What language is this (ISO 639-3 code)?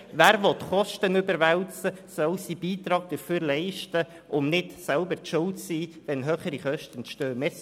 gsw